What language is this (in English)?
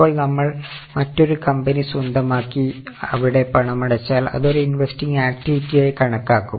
Malayalam